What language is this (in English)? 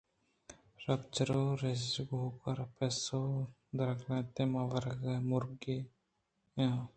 Eastern Balochi